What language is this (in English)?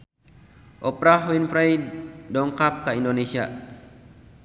Sundanese